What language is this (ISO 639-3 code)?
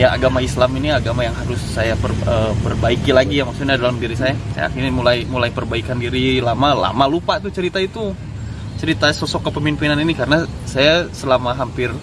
ind